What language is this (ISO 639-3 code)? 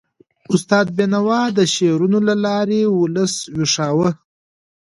pus